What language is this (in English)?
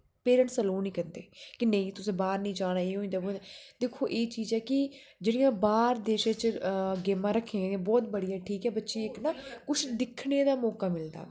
Dogri